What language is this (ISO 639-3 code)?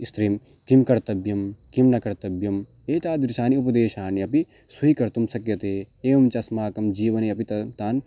san